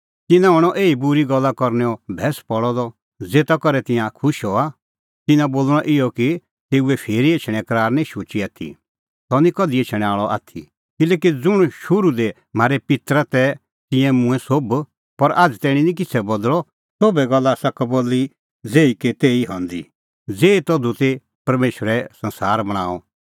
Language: Kullu Pahari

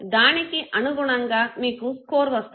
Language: Telugu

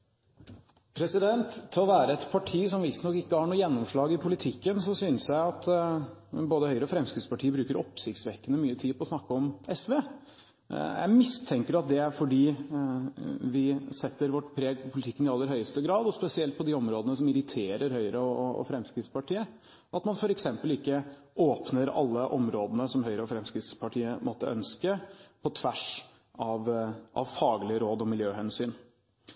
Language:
Norwegian Bokmål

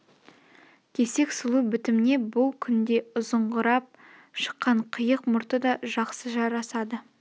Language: Kazakh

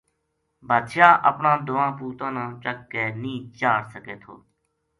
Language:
Gujari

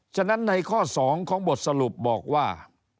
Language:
Thai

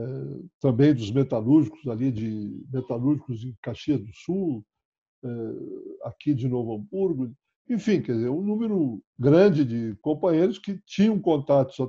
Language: Portuguese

